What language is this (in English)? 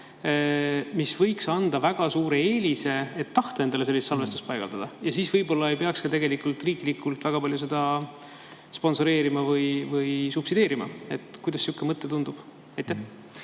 Estonian